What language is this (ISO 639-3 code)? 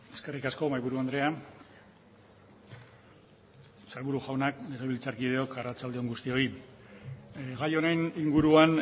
eus